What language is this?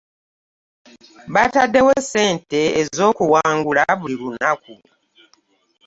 Ganda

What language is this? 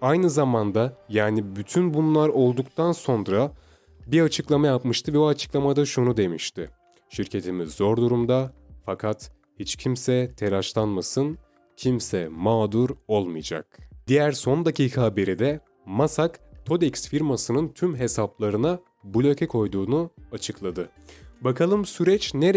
Turkish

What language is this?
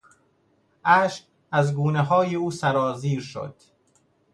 Persian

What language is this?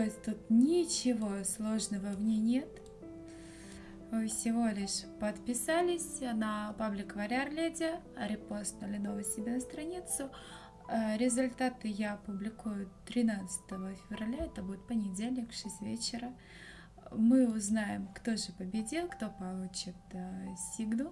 Russian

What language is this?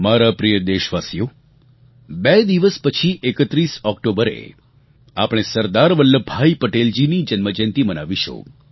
Gujarati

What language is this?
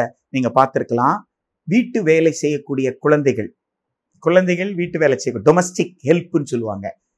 Tamil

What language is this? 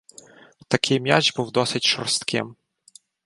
Ukrainian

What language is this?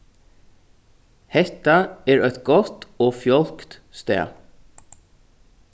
Faroese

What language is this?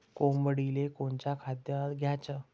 Marathi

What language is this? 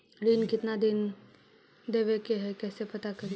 Magahi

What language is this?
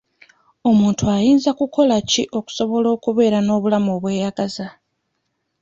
Ganda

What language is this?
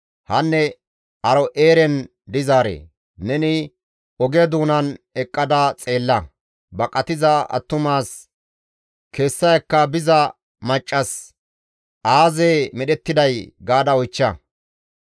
Gamo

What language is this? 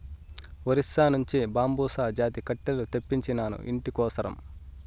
Telugu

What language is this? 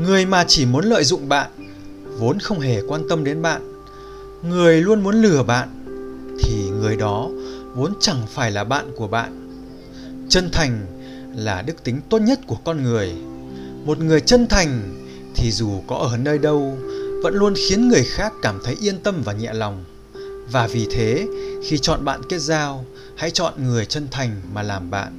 Vietnamese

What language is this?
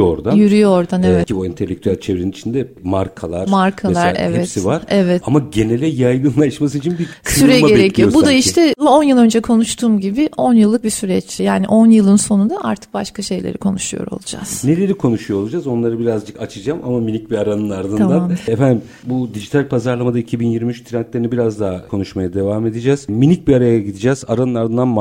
Turkish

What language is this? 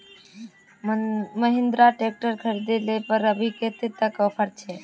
Magahi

